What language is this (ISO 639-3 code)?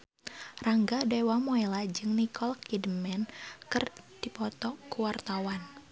sun